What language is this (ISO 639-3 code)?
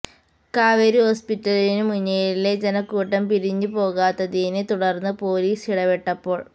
mal